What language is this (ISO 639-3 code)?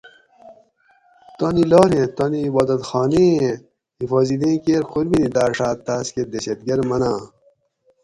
gwc